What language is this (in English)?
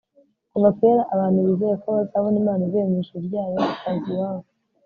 Kinyarwanda